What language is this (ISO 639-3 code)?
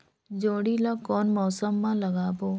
hne